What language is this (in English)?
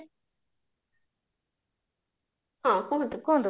Odia